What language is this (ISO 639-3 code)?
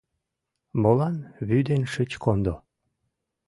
chm